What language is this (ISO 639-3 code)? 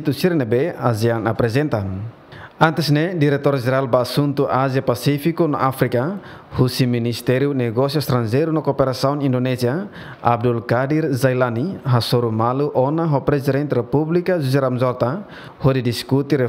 ind